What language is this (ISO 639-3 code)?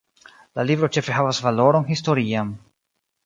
epo